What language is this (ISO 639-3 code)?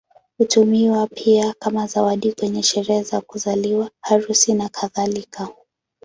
swa